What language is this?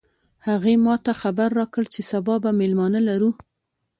Pashto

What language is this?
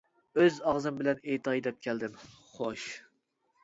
Uyghur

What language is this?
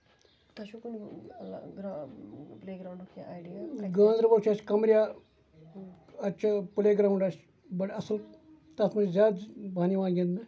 Kashmiri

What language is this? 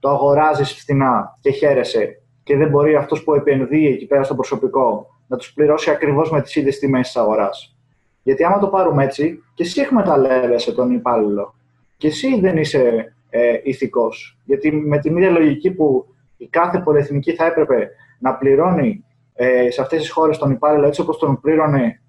Greek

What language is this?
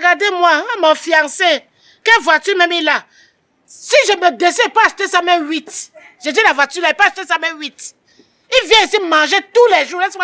French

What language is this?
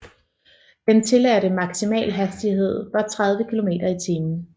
Danish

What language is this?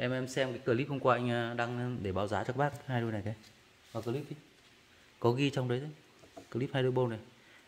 Vietnamese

